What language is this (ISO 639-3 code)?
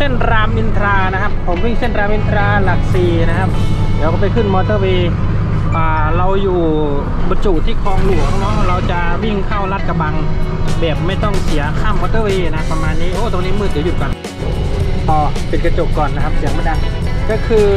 tha